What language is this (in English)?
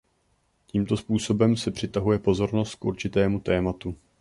Czech